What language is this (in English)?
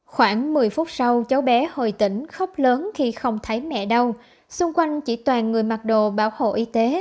Vietnamese